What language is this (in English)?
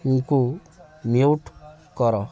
Odia